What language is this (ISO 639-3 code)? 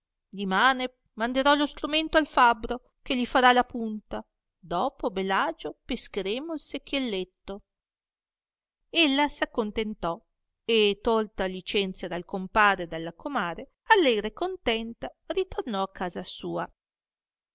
ita